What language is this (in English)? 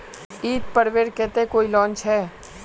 Magahi